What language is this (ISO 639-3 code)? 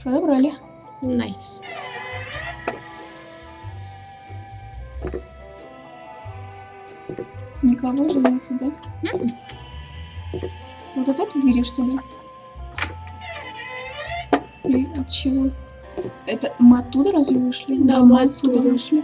rus